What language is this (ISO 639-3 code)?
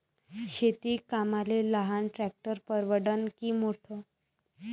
mar